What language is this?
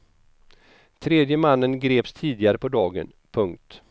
Swedish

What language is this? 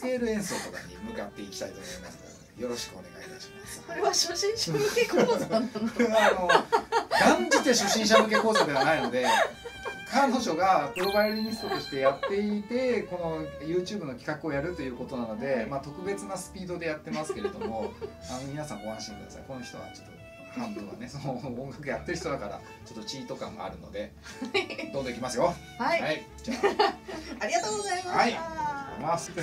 Japanese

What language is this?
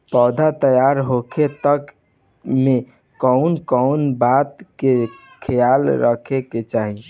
Bhojpuri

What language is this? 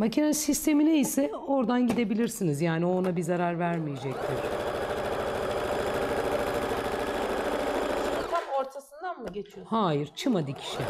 Turkish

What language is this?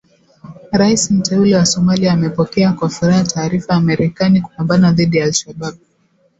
Swahili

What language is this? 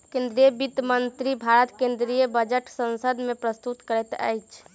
Maithili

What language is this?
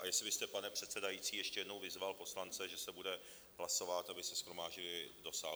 Czech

